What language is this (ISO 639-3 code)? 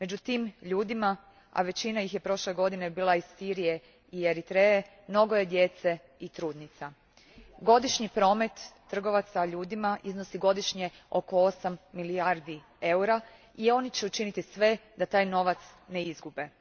hrv